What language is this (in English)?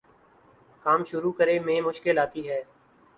Urdu